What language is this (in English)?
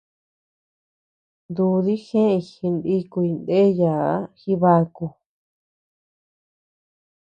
Tepeuxila Cuicatec